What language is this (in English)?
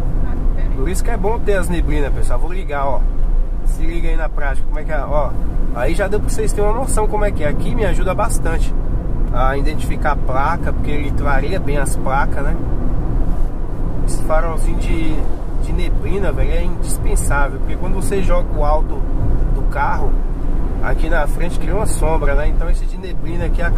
Portuguese